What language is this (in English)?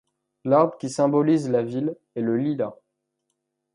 French